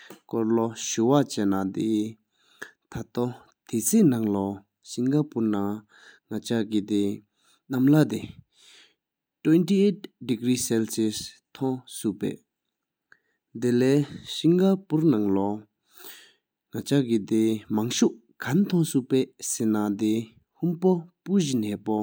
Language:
Sikkimese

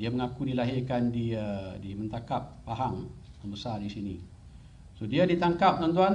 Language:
Malay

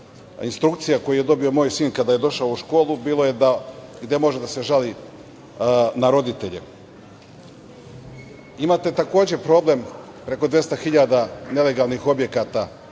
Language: Serbian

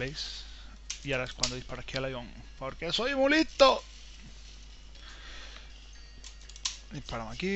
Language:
Spanish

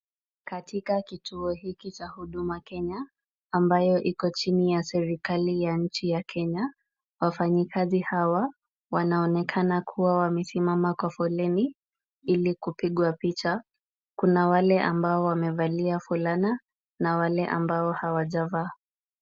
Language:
Swahili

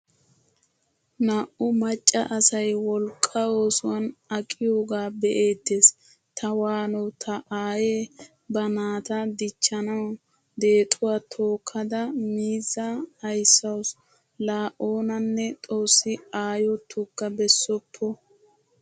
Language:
Wolaytta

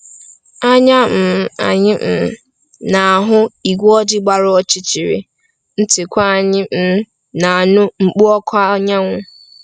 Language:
Igbo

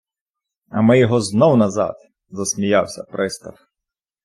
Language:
Ukrainian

